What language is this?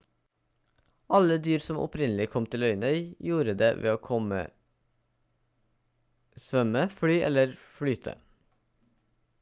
Norwegian Bokmål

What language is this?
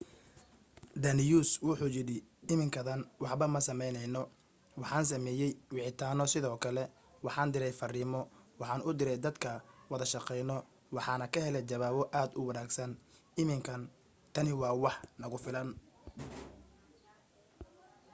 Somali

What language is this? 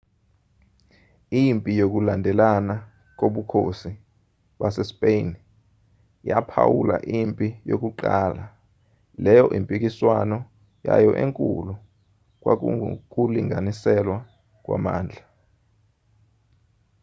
Zulu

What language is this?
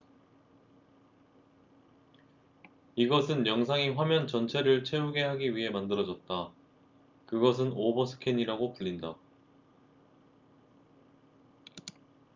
Korean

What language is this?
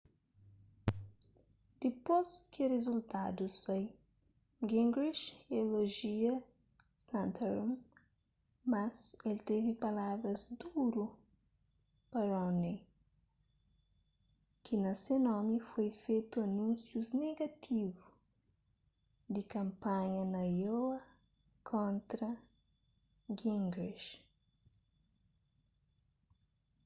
Kabuverdianu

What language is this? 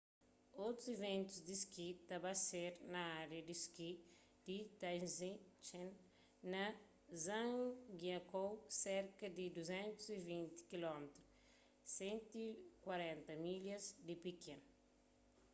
Kabuverdianu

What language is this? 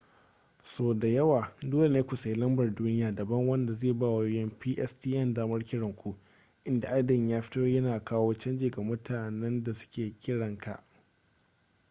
Hausa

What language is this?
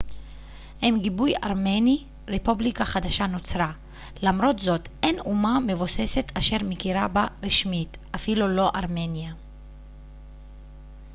Hebrew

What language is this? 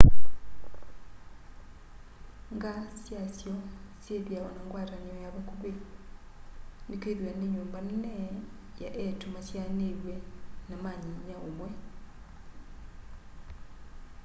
Kamba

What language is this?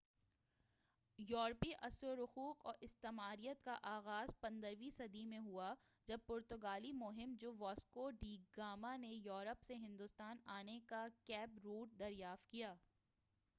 Urdu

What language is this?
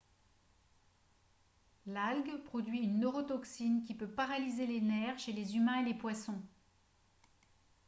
French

